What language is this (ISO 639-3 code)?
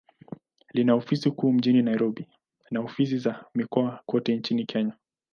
swa